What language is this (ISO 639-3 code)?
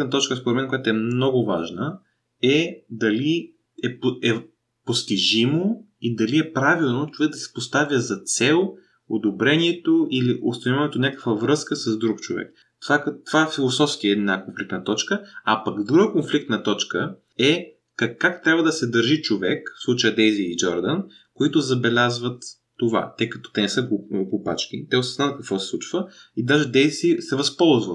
bul